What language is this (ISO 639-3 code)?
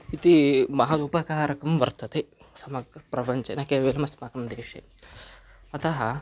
san